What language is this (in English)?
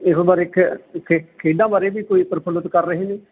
Punjabi